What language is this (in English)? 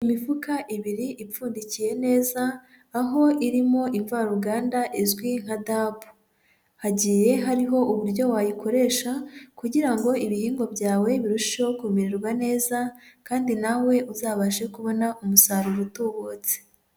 Kinyarwanda